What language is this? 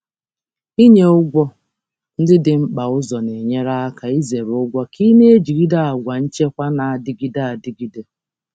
Igbo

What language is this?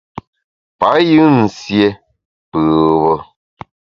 Bamun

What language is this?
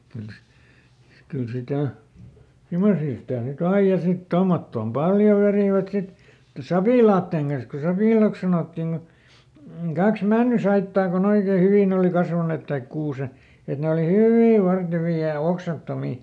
Finnish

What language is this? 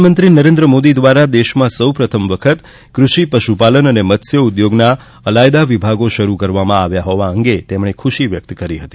Gujarati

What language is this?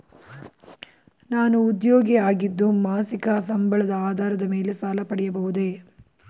Kannada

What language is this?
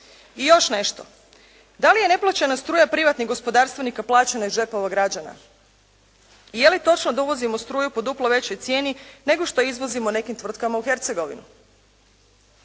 Croatian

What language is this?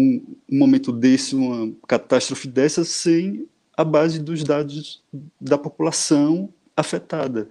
Portuguese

